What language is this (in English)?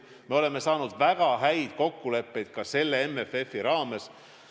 Estonian